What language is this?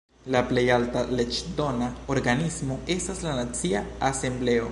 Esperanto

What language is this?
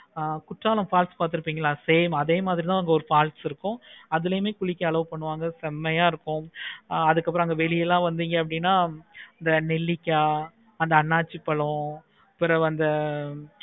Tamil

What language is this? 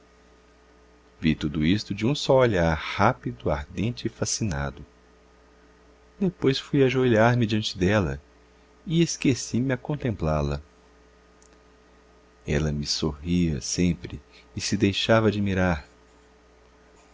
Portuguese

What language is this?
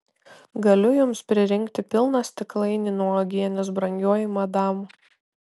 Lithuanian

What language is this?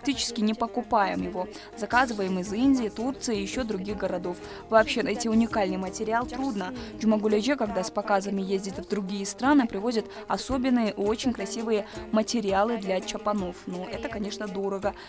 Russian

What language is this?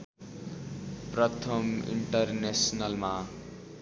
Nepali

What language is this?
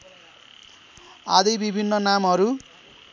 Nepali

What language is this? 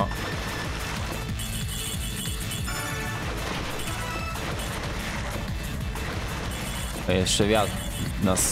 Polish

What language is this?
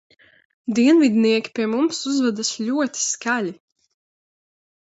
Latvian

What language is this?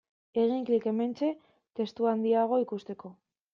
Basque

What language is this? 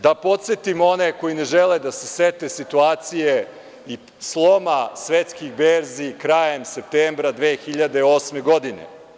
Serbian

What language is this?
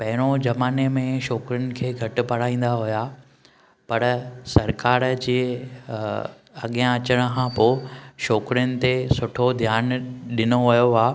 Sindhi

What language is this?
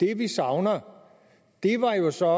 Danish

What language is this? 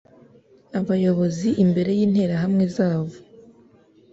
Kinyarwanda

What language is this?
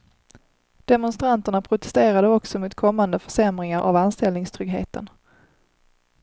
Swedish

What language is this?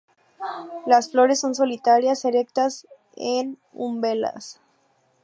Spanish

